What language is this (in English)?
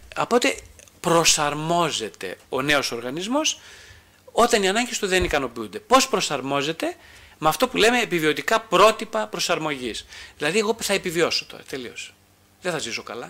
Greek